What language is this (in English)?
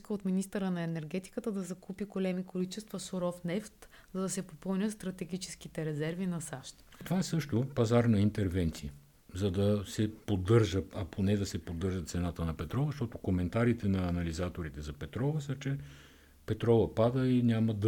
Bulgarian